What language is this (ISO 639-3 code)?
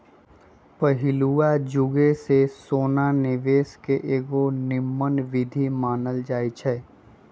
mag